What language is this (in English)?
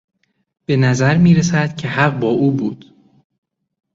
Persian